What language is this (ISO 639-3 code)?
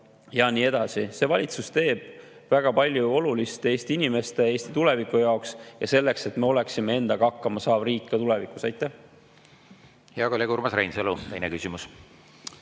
est